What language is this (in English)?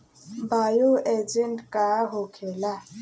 Bhojpuri